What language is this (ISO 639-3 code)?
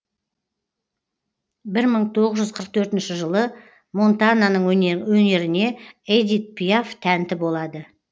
kaz